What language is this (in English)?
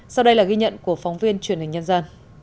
Vietnamese